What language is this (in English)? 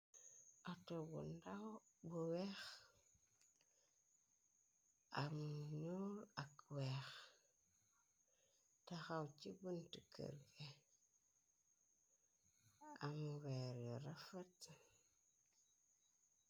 Wolof